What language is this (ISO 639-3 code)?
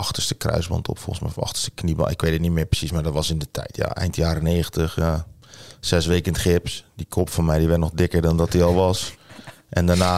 nld